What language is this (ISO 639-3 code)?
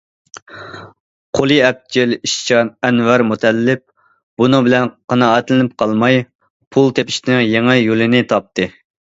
uig